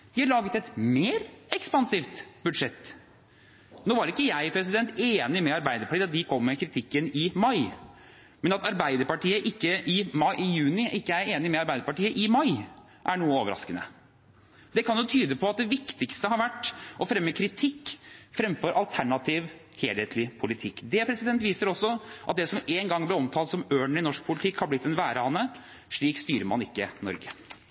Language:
Norwegian Bokmål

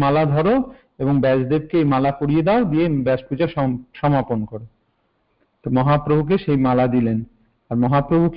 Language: Hindi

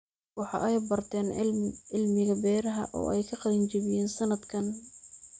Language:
Somali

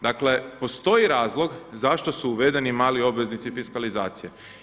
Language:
Croatian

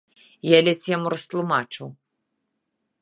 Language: Belarusian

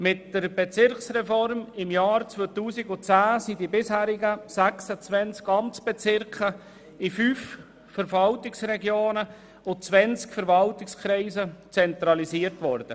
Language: Swiss German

